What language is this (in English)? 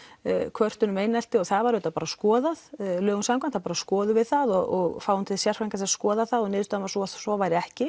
Icelandic